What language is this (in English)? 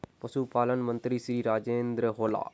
Magahi